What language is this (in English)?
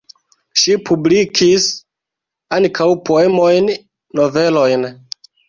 Esperanto